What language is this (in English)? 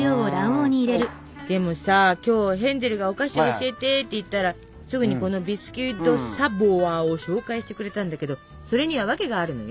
Japanese